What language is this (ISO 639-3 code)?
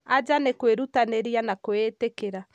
kik